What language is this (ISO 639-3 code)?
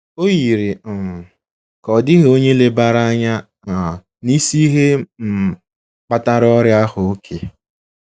ibo